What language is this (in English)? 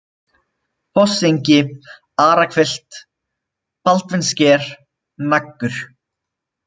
Icelandic